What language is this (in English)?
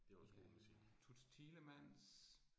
Danish